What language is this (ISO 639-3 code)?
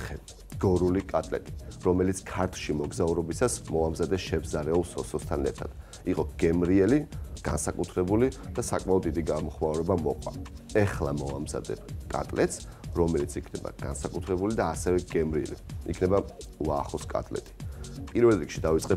kat